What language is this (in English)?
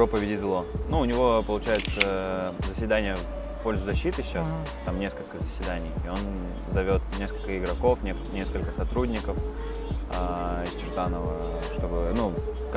Russian